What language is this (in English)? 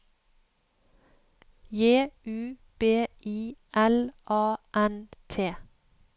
Norwegian